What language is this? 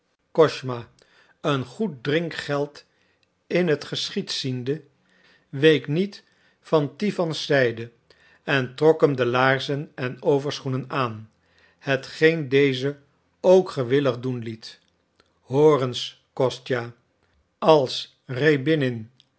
Dutch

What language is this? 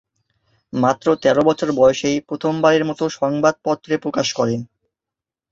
Bangla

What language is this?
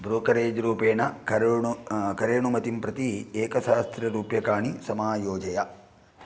Sanskrit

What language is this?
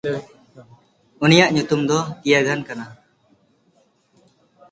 Santali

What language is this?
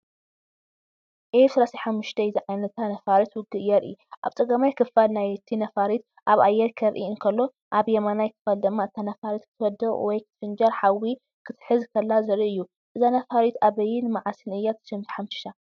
Tigrinya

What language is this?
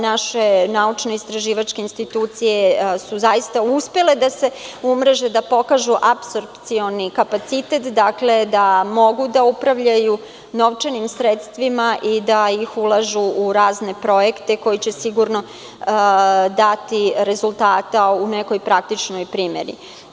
Serbian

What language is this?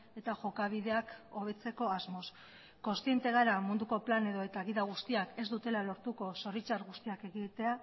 Basque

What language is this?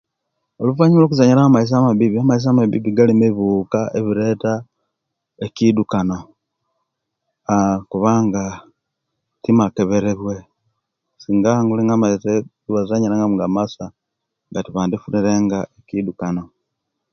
Kenyi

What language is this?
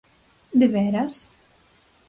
Galician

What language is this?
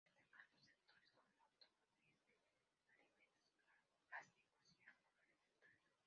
Spanish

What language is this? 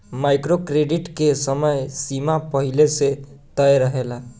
Bhojpuri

